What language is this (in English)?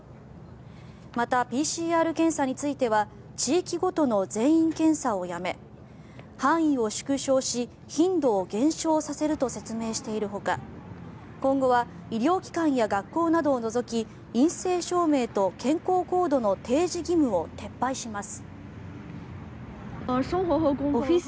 Japanese